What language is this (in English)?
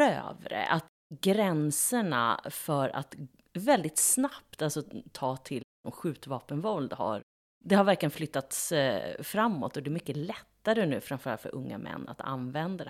Swedish